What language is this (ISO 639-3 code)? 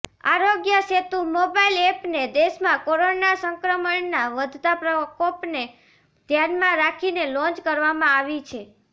guj